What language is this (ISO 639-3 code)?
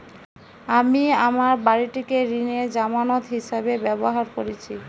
ben